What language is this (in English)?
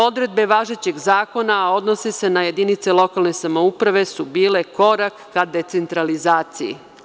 Serbian